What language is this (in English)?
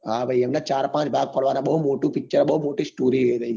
Gujarati